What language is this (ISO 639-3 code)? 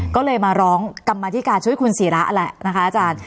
tha